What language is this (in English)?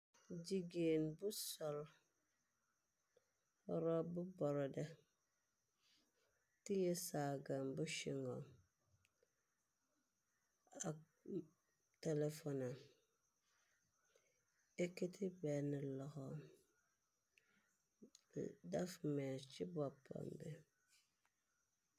Wolof